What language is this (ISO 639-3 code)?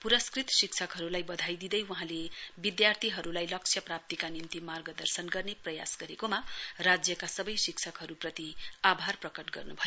nep